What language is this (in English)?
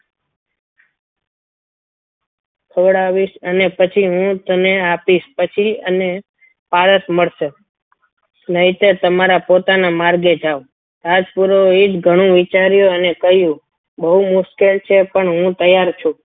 Gujarati